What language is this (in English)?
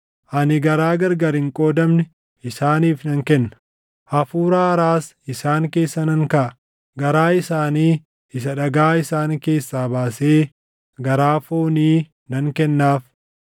Oromo